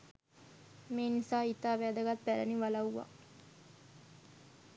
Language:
Sinhala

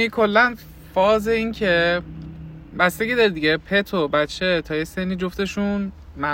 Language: Persian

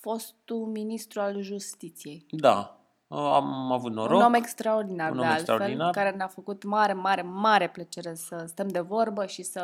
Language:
Romanian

